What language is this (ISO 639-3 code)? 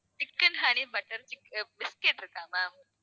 tam